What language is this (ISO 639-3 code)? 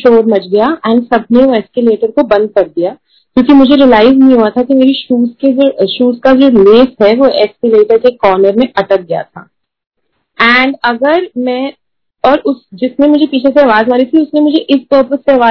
hin